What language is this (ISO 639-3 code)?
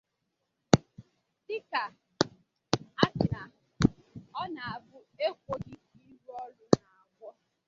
ibo